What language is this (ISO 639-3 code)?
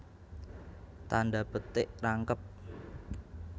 jav